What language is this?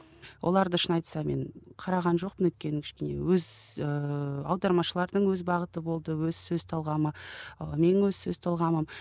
Kazakh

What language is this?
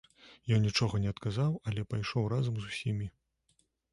Belarusian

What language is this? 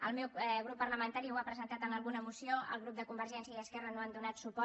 Catalan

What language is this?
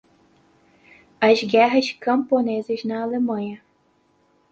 Portuguese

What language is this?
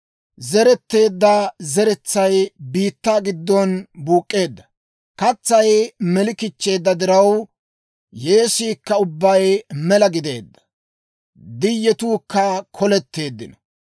Dawro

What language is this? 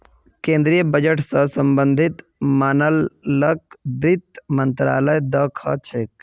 Magahi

